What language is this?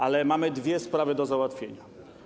Polish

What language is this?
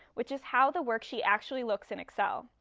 English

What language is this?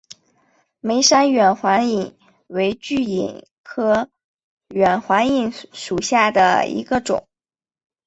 Chinese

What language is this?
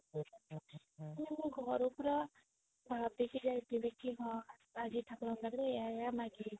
Odia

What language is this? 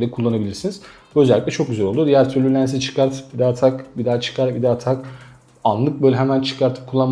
Turkish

